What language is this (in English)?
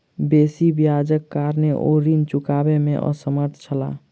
Maithili